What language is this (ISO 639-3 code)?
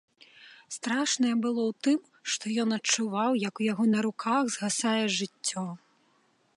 bel